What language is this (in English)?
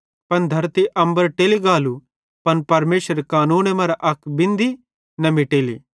Bhadrawahi